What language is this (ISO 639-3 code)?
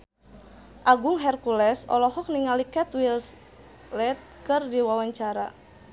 sun